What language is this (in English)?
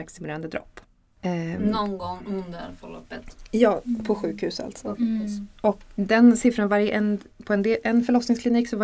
Swedish